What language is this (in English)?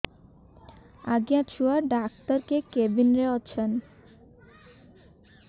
Odia